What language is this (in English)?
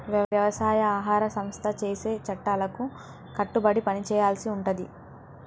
Telugu